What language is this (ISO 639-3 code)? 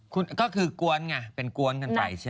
tha